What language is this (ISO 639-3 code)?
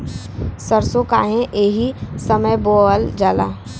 bho